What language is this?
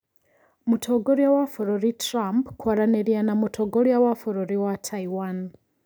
Kikuyu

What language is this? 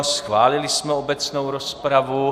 Czech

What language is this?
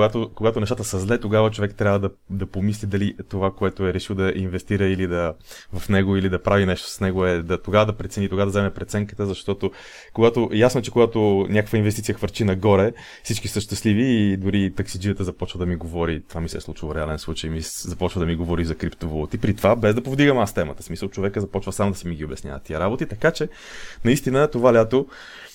Bulgarian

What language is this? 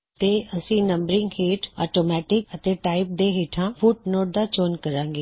Punjabi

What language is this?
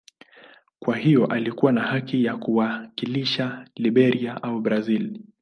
Swahili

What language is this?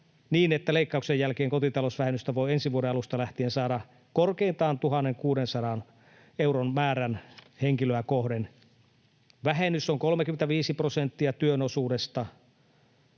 Finnish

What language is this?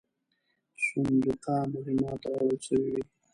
Pashto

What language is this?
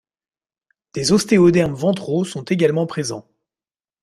French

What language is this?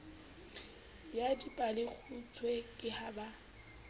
Southern Sotho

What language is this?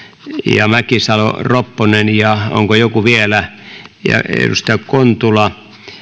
Finnish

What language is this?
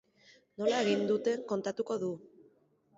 Basque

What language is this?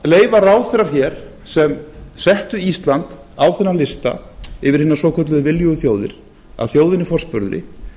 Icelandic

